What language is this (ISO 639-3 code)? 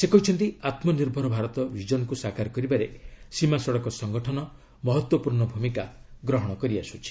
ori